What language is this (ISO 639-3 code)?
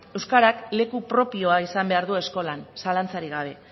eus